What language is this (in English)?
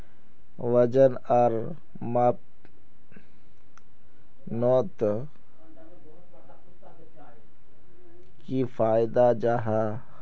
Magahi